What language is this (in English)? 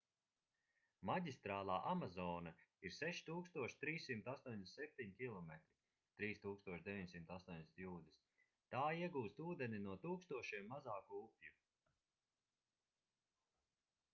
Latvian